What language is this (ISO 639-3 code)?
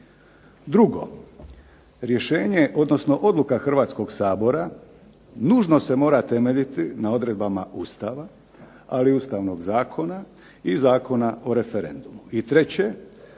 hrv